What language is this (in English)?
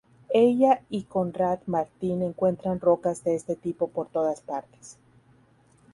Spanish